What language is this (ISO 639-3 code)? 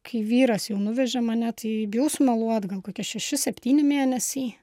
lit